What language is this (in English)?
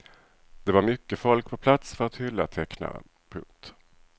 Swedish